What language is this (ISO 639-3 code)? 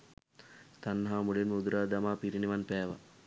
sin